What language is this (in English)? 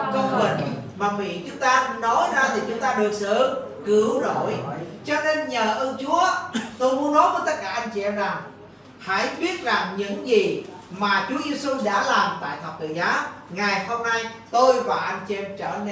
Vietnamese